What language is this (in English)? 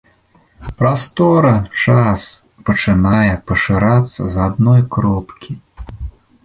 Belarusian